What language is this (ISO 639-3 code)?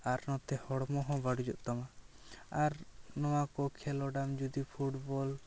sat